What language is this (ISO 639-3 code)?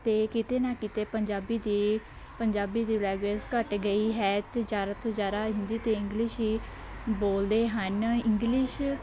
pan